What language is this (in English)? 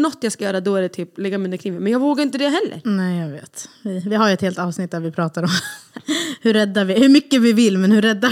Swedish